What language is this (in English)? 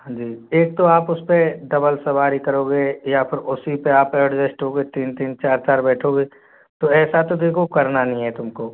Hindi